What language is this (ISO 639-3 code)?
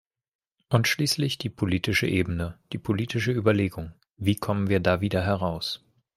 deu